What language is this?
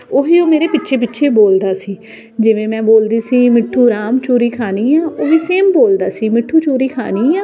Punjabi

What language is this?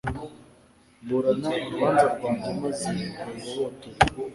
Kinyarwanda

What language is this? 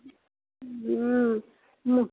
Maithili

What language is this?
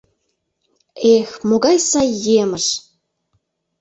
Mari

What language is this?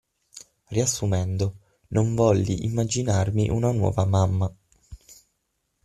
Italian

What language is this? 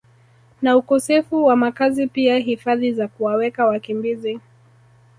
Swahili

